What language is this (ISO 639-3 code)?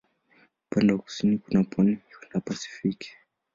swa